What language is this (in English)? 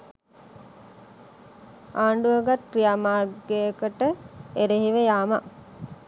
Sinhala